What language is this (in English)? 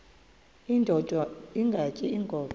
Xhosa